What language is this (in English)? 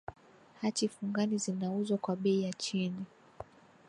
Swahili